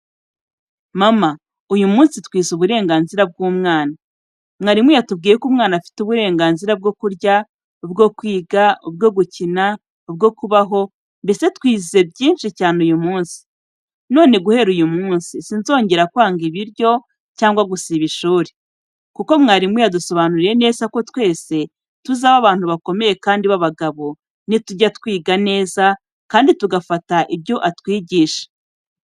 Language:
Kinyarwanda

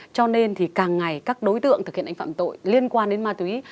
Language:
Vietnamese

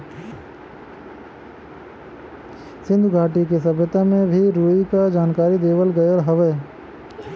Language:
Bhojpuri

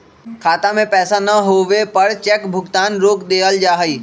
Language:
Magahi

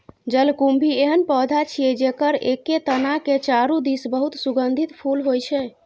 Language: Maithili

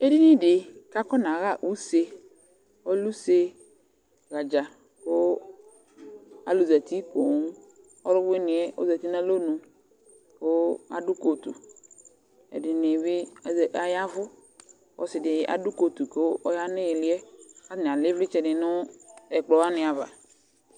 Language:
Ikposo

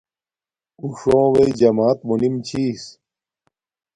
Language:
Domaaki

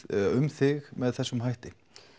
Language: Icelandic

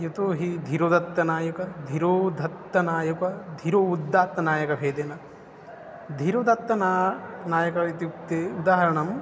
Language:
Sanskrit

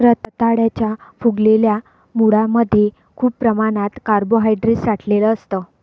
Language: Marathi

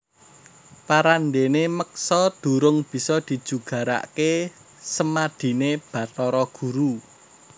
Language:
Javanese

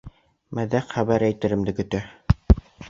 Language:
Bashkir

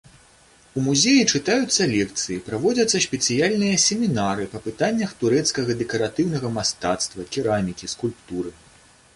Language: Belarusian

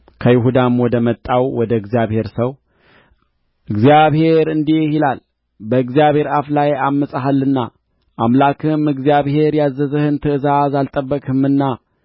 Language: Amharic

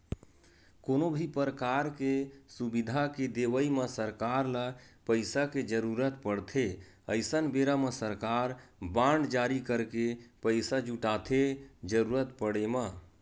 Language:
Chhattisgarhi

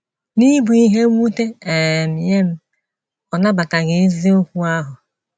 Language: Igbo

